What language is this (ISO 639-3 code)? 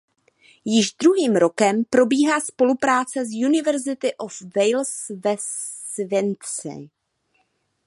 ces